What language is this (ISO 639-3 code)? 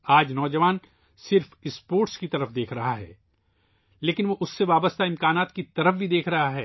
urd